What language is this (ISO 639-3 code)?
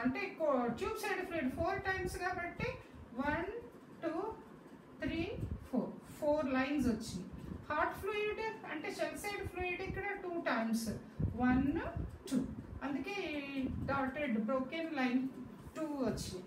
ron